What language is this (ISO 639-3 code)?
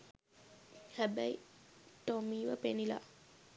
sin